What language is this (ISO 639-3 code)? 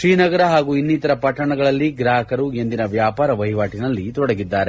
kan